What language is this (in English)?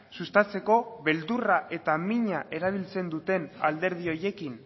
Basque